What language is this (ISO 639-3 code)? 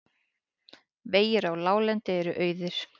isl